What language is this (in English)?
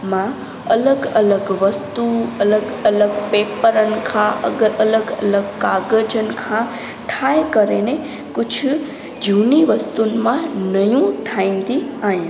Sindhi